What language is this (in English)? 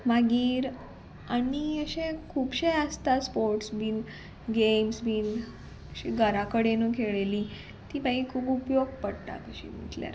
Konkani